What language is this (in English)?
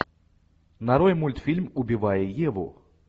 Russian